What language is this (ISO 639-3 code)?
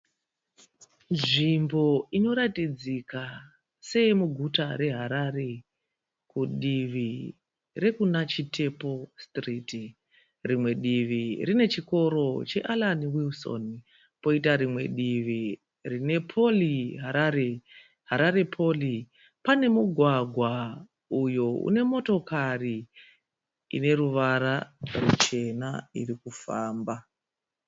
sna